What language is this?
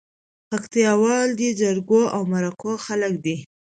Pashto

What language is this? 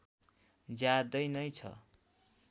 Nepali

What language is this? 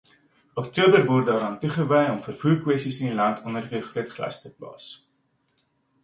Afrikaans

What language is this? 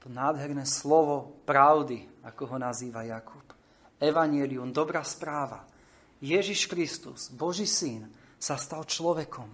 Slovak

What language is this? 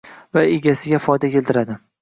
Uzbek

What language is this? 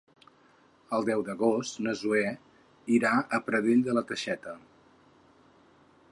Catalan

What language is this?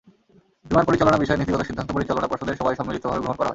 Bangla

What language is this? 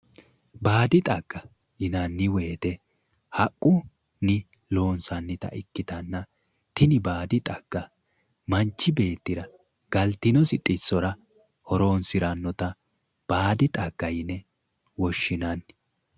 Sidamo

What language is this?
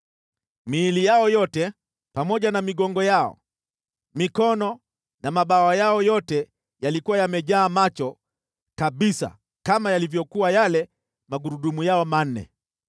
Swahili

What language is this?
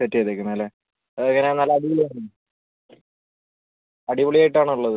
Malayalam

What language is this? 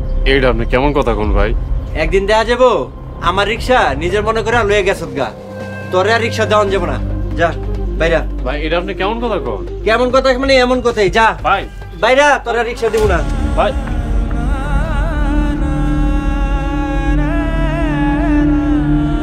Bangla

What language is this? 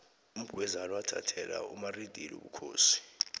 South Ndebele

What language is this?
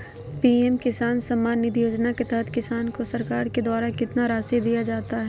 Magahi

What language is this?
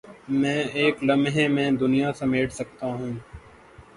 Urdu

